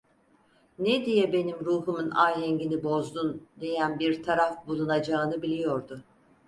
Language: Turkish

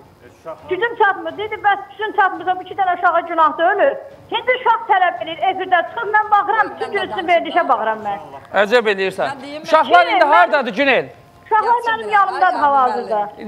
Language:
Turkish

